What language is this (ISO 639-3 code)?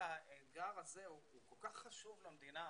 heb